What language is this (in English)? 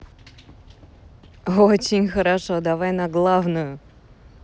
Russian